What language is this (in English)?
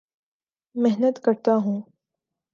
Urdu